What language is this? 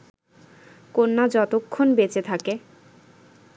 Bangla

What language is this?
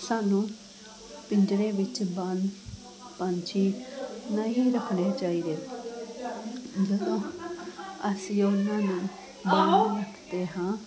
Punjabi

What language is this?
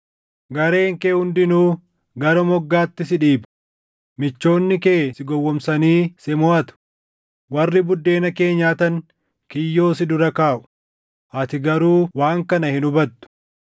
Oromo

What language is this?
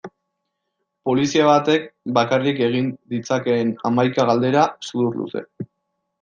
Basque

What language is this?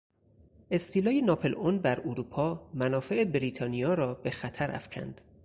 Persian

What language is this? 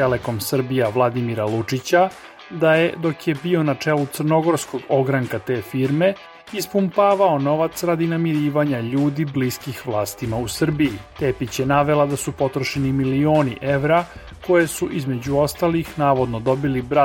English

